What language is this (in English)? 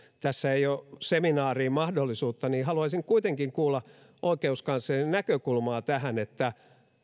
Finnish